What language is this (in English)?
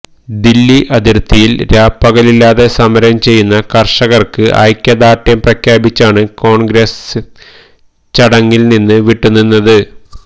Malayalam